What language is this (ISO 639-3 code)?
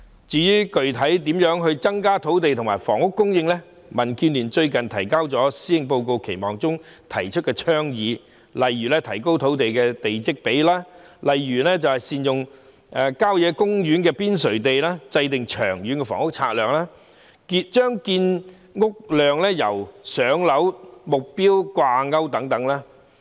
yue